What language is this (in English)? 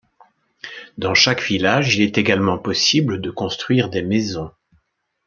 French